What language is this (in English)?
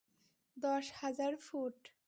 Bangla